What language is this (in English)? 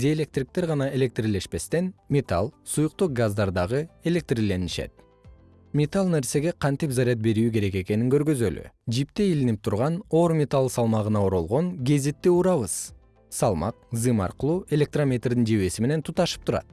Kyrgyz